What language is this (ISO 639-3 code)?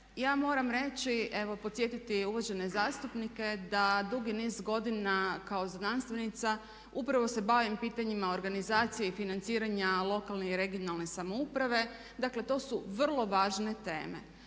hrv